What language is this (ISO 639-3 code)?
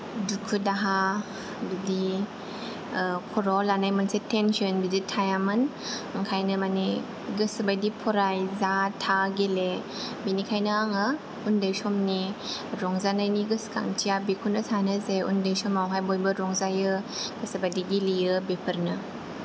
brx